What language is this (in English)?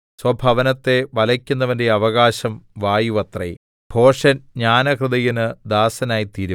Malayalam